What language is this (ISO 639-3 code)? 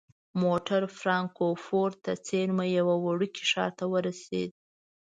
pus